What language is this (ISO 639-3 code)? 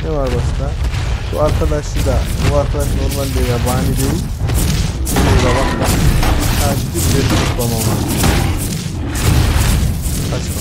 tur